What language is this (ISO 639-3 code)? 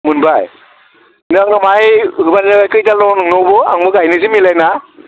brx